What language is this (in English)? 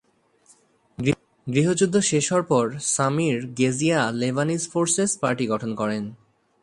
Bangla